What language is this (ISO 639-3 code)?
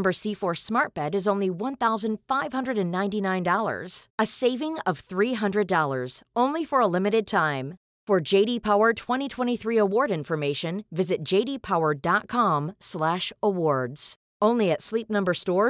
swe